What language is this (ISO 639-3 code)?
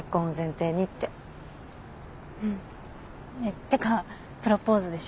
jpn